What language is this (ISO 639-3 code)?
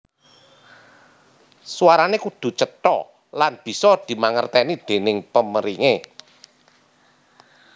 jav